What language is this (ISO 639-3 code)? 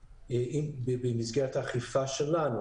heb